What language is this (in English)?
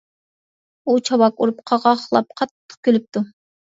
Uyghur